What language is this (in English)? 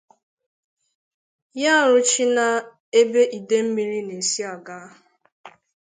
Igbo